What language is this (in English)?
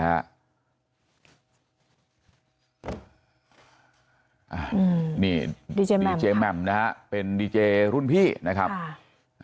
Thai